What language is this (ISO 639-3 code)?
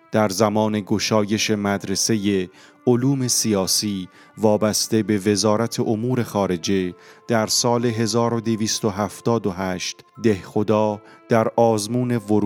fas